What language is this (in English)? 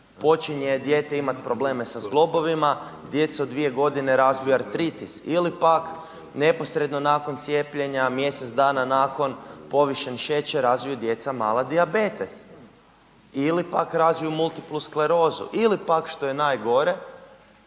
Croatian